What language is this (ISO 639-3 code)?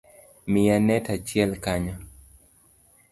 luo